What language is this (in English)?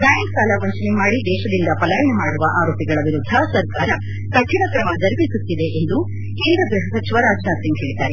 Kannada